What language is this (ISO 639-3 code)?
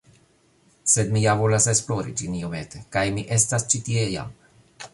epo